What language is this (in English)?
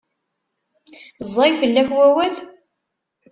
Kabyle